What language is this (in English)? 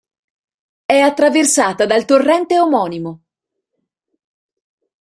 Italian